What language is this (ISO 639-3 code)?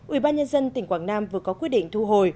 vie